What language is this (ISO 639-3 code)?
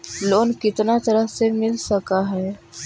mag